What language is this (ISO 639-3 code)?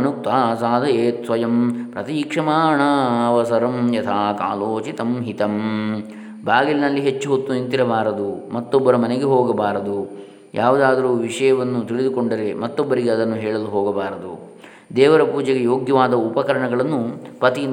kan